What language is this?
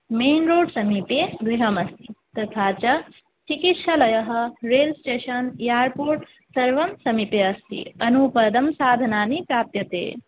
Sanskrit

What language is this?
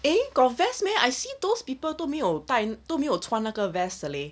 English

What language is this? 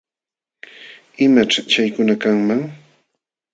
Jauja Wanca Quechua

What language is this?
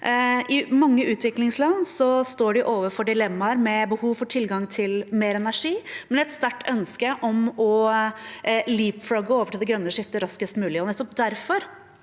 Norwegian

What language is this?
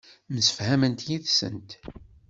Kabyle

